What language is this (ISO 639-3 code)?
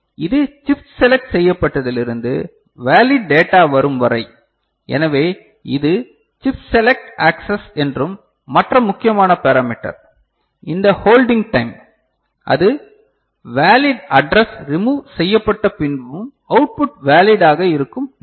tam